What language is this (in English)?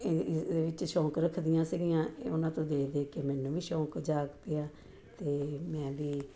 Punjabi